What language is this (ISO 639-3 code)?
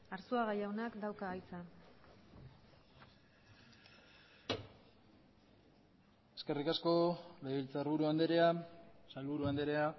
eus